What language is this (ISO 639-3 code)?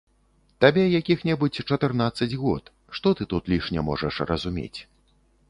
bel